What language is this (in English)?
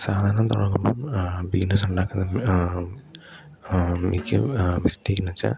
Malayalam